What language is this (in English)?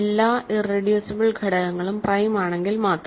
Malayalam